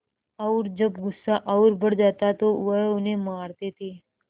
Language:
Hindi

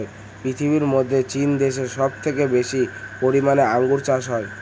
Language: Bangla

